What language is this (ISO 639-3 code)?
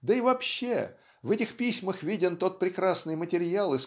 rus